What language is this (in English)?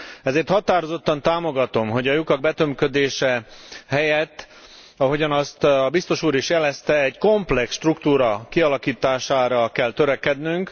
Hungarian